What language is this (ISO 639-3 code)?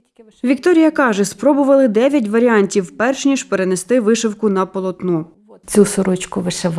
ukr